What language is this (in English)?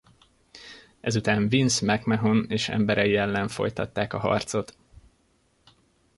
Hungarian